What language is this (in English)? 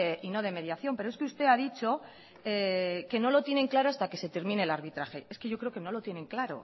Spanish